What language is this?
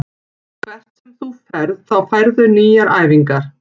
Icelandic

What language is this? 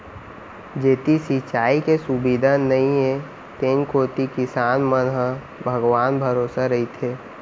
Chhattisgarhi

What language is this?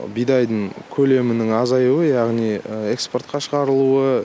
Kazakh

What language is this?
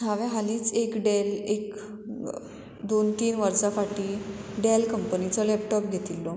Konkani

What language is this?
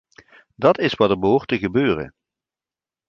Dutch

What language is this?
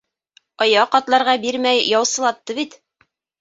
Bashkir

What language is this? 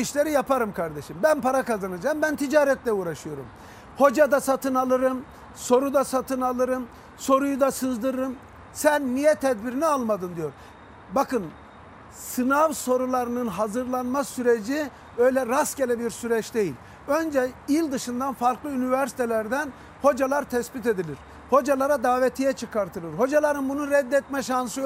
Turkish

